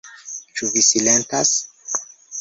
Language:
Esperanto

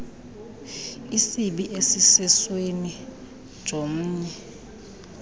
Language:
Xhosa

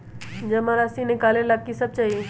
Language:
Magahi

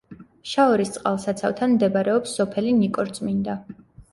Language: Georgian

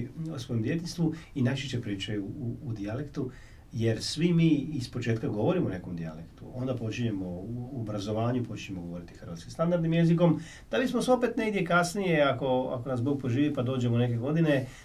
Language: Croatian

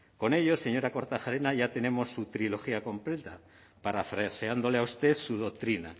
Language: Spanish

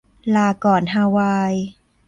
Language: Thai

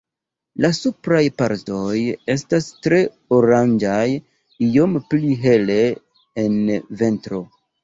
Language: Esperanto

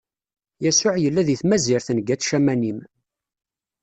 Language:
Kabyle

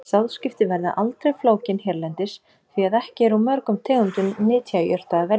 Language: Icelandic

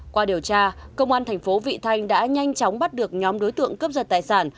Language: Vietnamese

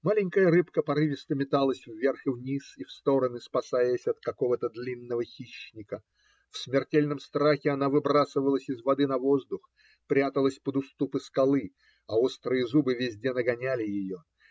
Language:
Russian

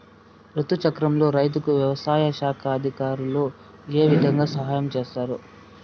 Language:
Telugu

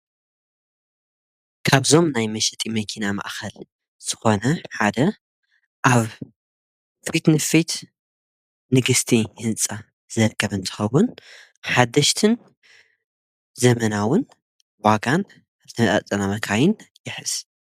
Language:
Tigrinya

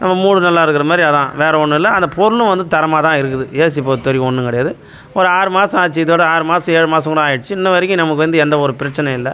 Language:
Tamil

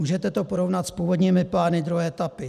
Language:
Czech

